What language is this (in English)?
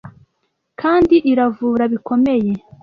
Kinyarwanda